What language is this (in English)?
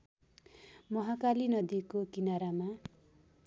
Nepali